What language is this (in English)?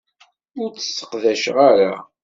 Kabyle